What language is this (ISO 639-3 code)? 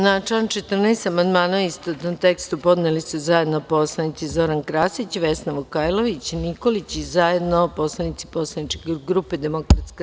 srp